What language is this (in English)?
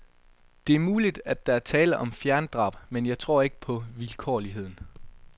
Danish